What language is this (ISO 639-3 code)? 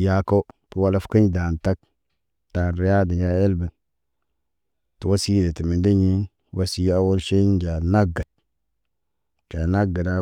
mne